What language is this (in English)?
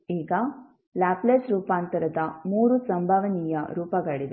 Kannada